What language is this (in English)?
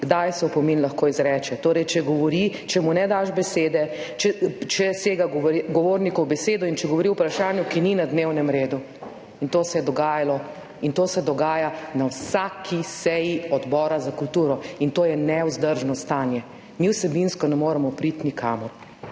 Slovenian